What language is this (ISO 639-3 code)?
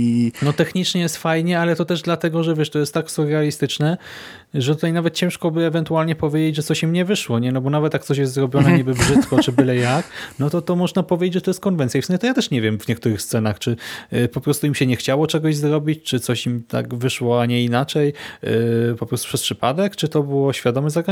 pol